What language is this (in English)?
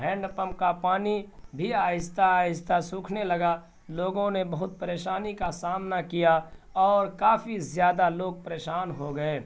Urdu